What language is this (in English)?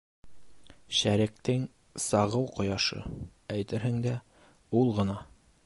Bashkir